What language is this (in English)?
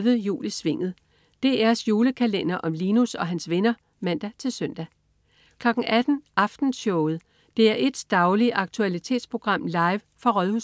Danish